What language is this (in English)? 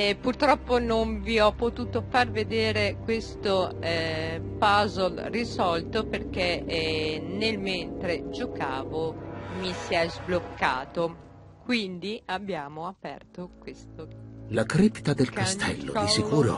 Italian